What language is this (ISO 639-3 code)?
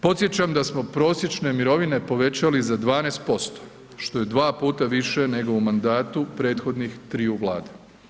hrv